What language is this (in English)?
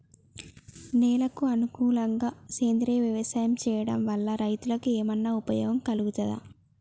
Telugu